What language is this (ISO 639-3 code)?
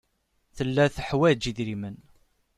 kab